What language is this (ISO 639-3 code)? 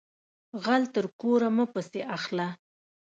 pus